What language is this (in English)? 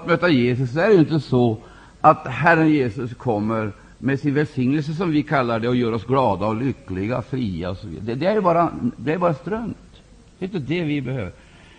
Swedish